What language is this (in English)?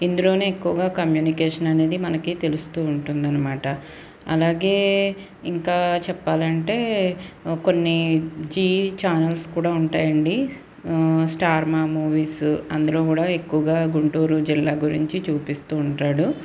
Telugu